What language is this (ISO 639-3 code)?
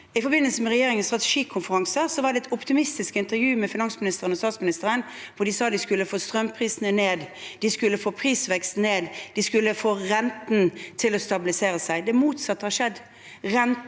nor